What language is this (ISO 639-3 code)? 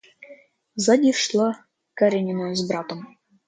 rus